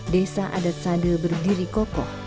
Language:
Indonesian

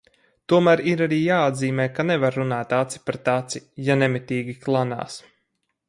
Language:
Latvian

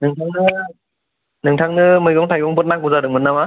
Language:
Bodo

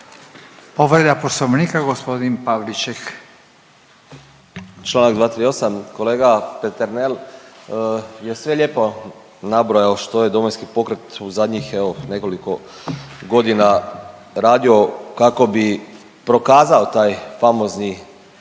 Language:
Croatian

